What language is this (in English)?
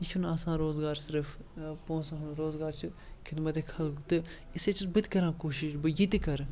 Kashmiri